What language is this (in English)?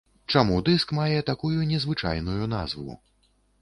Belarusian